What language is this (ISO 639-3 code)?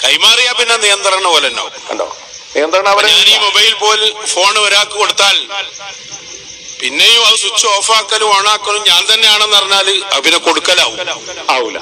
ara